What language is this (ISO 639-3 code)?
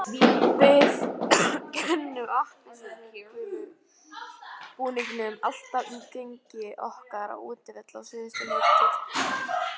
isl